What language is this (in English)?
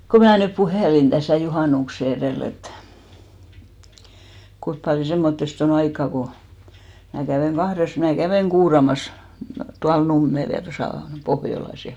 Finnish